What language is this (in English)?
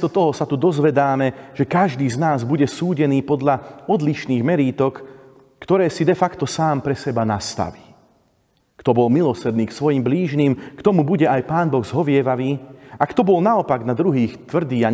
Slovak